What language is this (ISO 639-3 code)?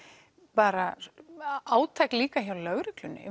isl